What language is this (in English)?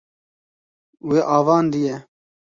Kurdish